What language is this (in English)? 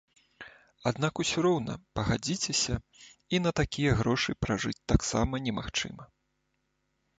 Belarusian